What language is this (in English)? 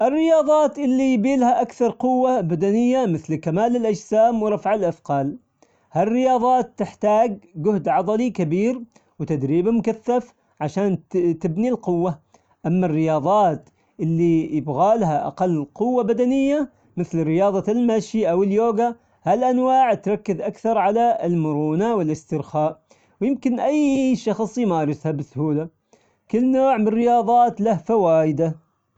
Omani Arabic